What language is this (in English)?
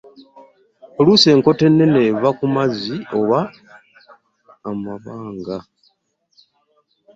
Ganda